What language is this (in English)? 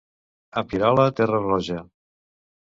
Catalan